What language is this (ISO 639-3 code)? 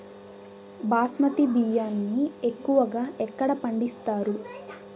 tel